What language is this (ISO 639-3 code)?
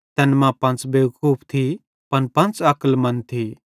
bhd